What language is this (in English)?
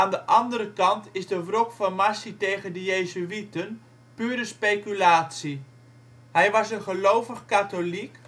Dutch